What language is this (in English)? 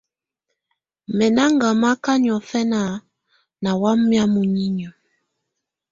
Tunen